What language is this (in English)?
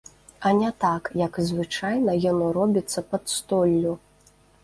Belarusian